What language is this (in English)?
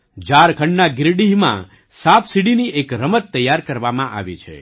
Gujarati